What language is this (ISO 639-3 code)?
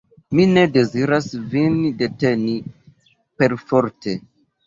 epo